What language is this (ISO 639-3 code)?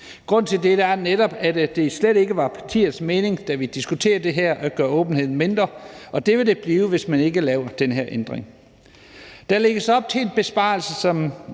dan